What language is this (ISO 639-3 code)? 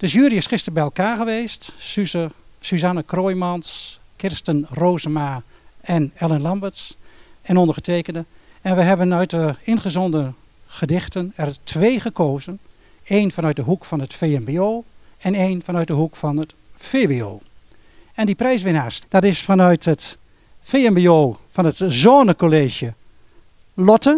nld